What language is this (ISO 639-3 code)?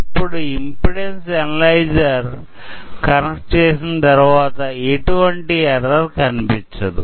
tel